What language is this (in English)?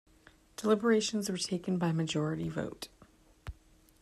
English